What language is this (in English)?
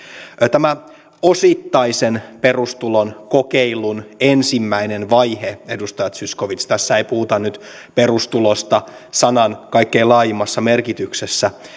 Finnish